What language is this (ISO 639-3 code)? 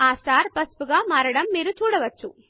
tel